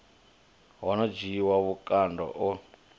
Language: Venda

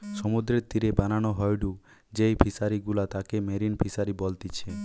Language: Bangla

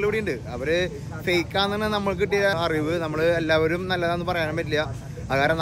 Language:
Indonesian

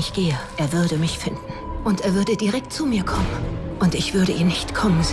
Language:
German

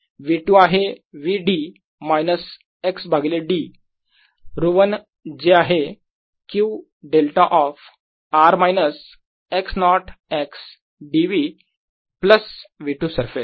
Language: Marathi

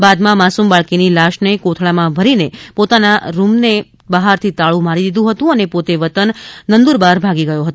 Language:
Gujarati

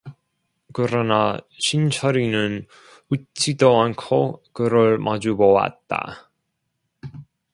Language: Korean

